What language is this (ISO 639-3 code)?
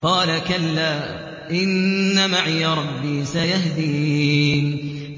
ara